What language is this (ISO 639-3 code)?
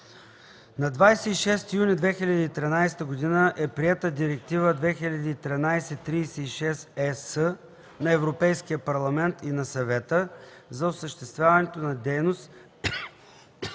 bul